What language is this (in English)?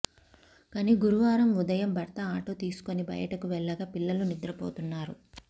Telugu